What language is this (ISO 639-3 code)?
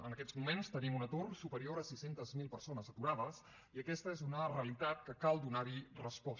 cat